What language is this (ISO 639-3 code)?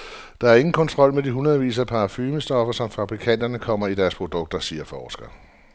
dan